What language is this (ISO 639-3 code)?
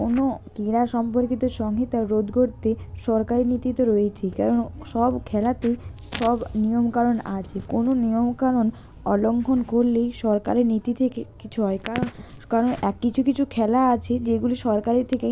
ben